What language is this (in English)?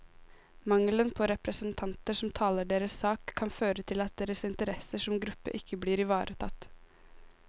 Norwegian